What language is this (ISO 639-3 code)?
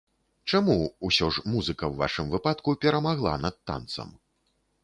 bel